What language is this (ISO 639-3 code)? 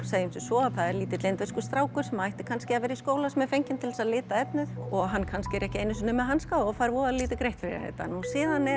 isl